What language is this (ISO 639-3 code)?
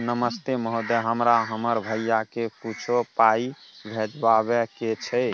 mai